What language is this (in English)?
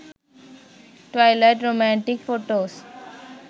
Sinhala